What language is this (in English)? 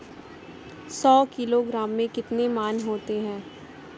Hindi